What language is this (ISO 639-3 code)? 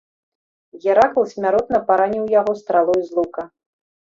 bel